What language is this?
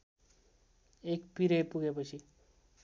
Nepali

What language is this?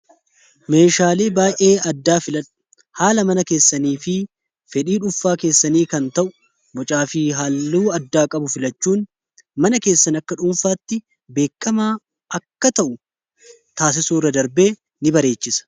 Oromo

